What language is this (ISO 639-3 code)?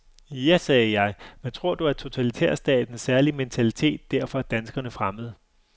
dan